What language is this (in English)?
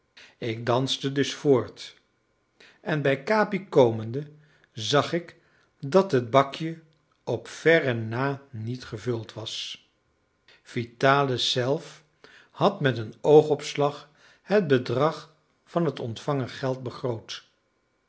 Dutch